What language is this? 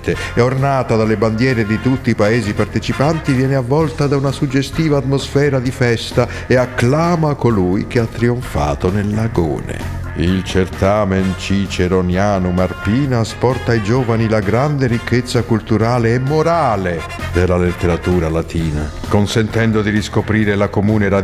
Italian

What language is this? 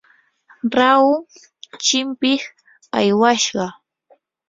Yanahuanca Pasco Quechua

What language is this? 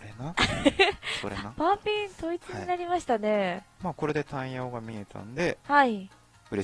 Japanese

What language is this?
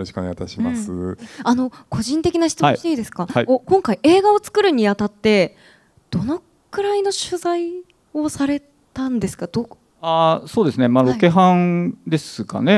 Japanese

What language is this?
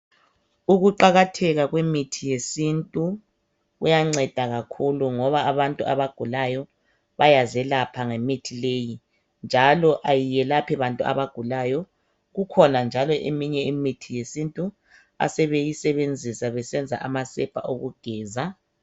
North Ndebele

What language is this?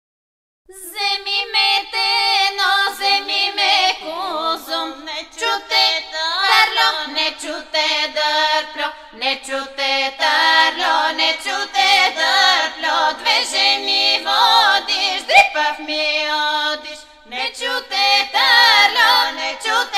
Italian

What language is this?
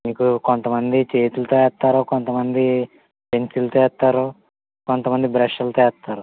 Telugu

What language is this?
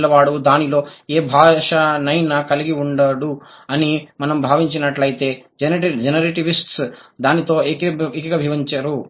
Telugu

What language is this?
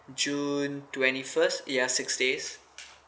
English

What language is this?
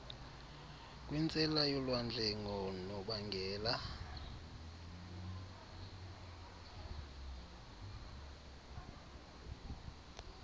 Xhosa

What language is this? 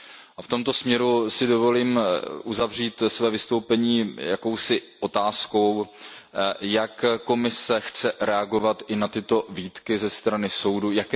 Czech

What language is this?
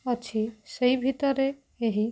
Odia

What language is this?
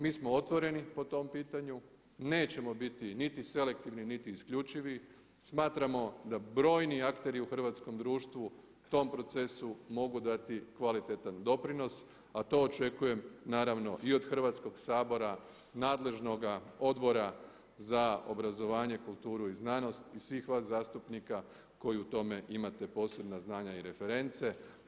Croatian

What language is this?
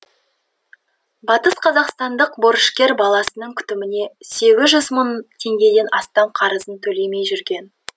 Kazakh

